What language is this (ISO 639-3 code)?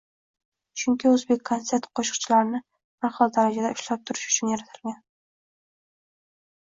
uzb